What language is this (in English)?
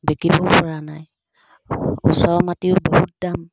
Assamese